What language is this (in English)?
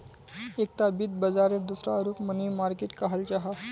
Magahi